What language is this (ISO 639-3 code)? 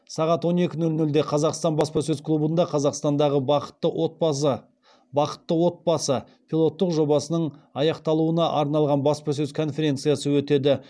kaz